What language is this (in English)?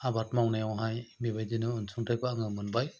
Bodo